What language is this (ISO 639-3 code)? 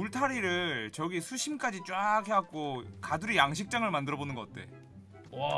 kor